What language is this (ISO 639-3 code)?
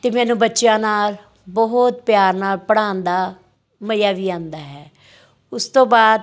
pan